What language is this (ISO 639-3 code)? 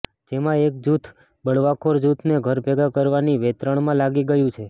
guj